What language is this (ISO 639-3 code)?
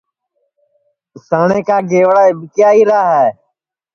ssi